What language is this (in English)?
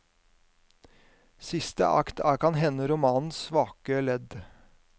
Norwegian